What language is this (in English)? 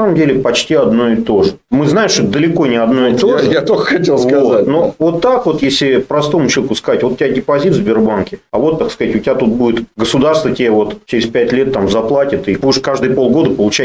Russian